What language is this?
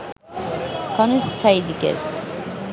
Bangla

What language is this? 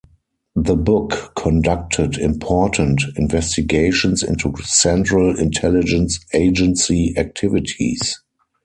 English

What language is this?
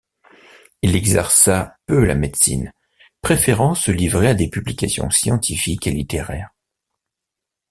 French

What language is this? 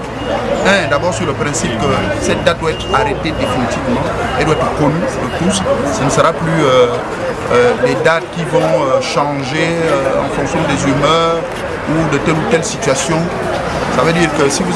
French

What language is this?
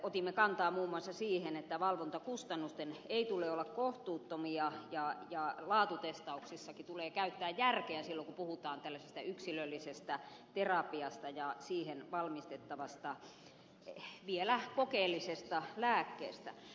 Finnish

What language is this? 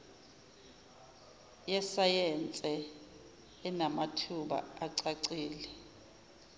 Zulu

